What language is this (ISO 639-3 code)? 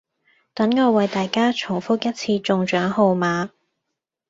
yue